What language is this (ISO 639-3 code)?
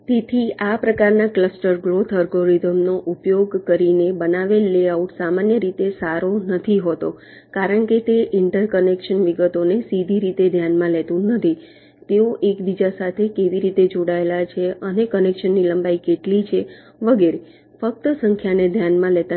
guj